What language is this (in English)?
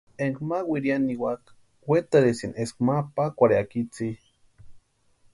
Western Highland Purepecha